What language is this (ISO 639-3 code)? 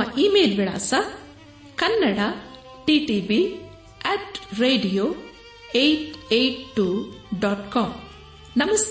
kan